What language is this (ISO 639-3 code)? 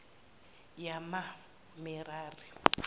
zul